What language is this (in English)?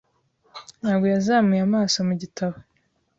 Kinyarwanda